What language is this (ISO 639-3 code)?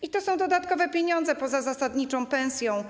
pol